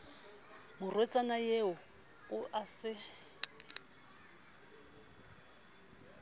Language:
Southern Sotho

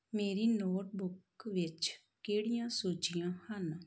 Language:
Punjabi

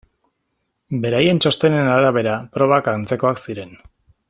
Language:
Basque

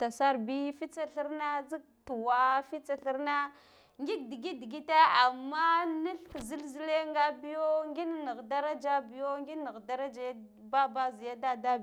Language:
Guduf-Gava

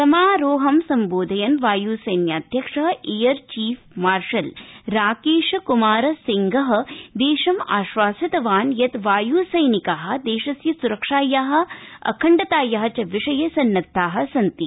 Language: Sanskrit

